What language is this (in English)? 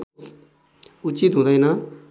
Nepali